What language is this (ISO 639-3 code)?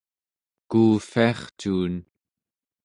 esu